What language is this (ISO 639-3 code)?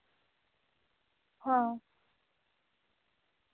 sat